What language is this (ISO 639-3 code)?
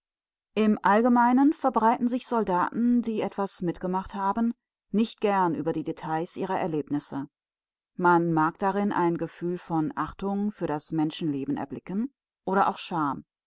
deu